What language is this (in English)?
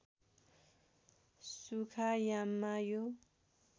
Nepali